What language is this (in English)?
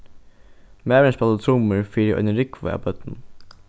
Faroese